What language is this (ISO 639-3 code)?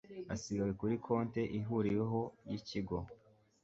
kin